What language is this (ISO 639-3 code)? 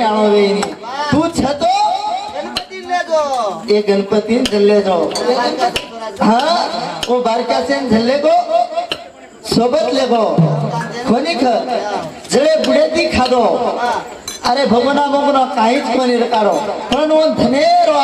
ara